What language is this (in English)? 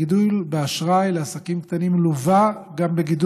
Hebrew